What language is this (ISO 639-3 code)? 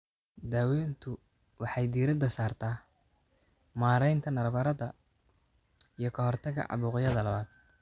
som